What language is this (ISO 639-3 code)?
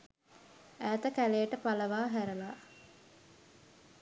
sin